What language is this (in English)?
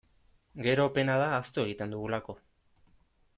Basque